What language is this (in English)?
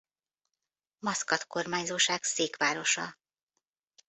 Hungarian